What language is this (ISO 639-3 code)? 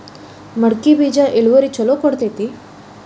kan